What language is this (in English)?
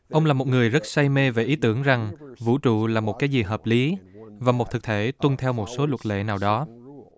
Vietnamese